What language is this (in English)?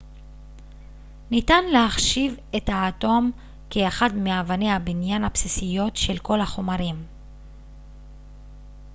Hebrew